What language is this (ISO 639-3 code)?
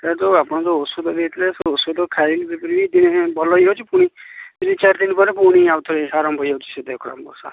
ori